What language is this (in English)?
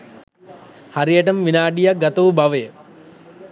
Sinhala